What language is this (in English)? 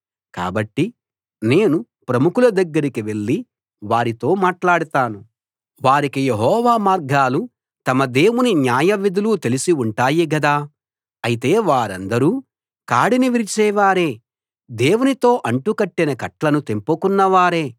Telugu